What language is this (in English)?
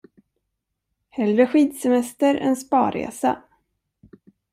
Swedish